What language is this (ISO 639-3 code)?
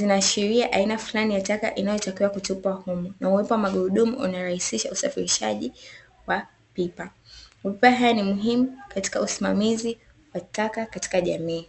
swa